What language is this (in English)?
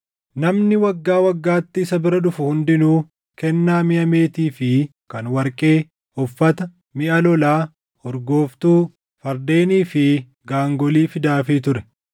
Oromo